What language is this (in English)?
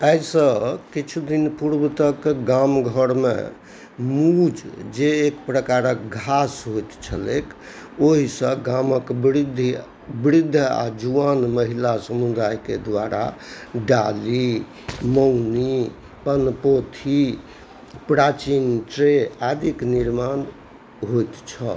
Maithili